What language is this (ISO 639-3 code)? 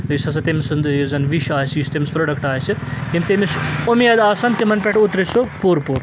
kas